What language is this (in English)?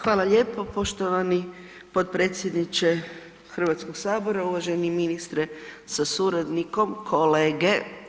Croatian